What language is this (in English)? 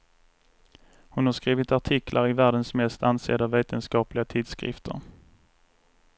Swedish